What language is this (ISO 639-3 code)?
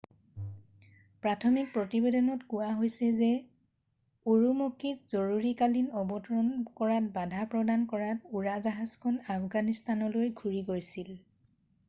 asm